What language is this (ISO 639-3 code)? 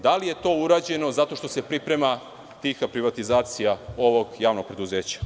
srp